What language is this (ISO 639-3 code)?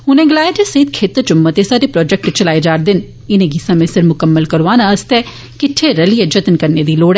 doi